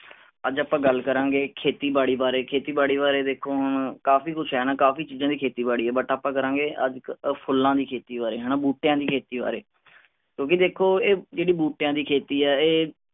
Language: Punjabi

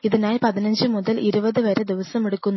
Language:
Malayalam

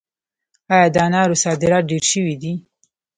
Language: Pashto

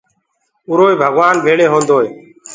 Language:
Gurgula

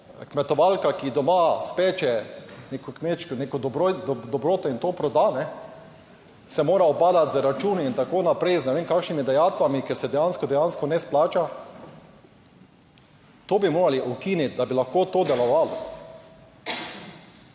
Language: Slovenian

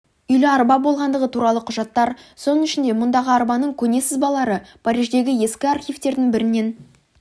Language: Kazakh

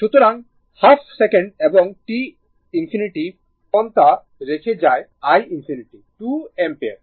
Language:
Bangla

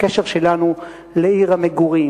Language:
Hebrew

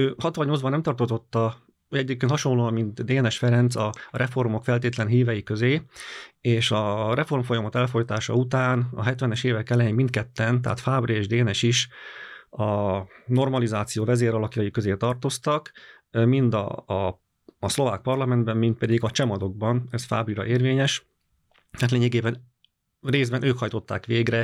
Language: Hungarian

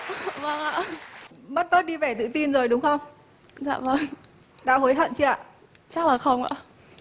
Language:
Vietnamese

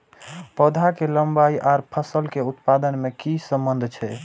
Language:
Maithili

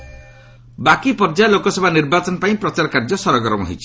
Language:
Odia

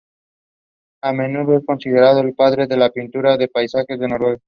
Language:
Spanish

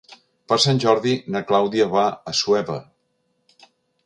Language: Catalan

